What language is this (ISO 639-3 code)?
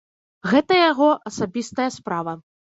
bel